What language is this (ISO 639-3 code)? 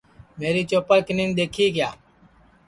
ssi